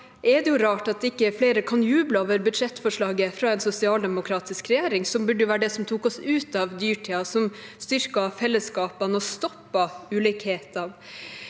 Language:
Norwegian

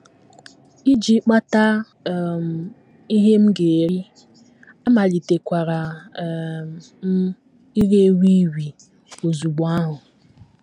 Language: Igbo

